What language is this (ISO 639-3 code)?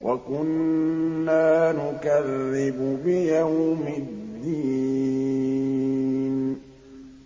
ara